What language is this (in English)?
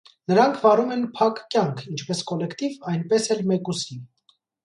Armenian